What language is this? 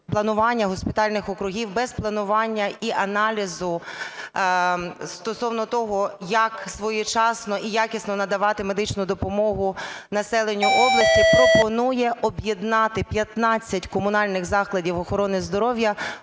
Ukrainian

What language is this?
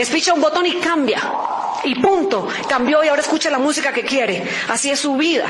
Spanish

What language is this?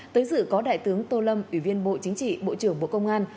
Vietnamese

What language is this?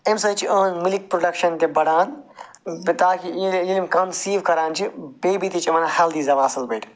Kashmiri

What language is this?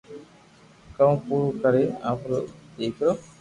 Loarki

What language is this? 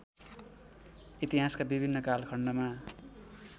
Nepali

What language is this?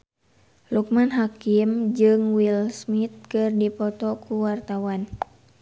Sundanese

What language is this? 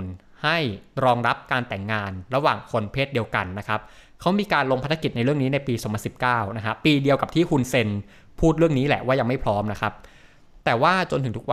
Thai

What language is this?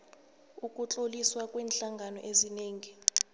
South Ndebele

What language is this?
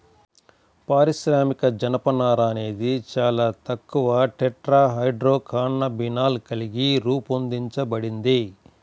Telugu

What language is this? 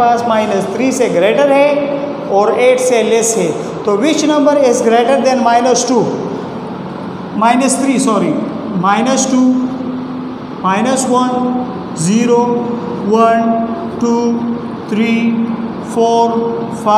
Hindi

